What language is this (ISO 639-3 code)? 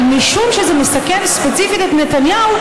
heb